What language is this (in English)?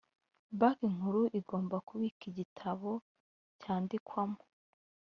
Kinyarwanda